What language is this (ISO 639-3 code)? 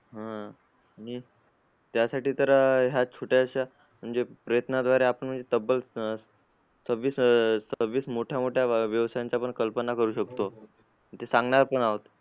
mar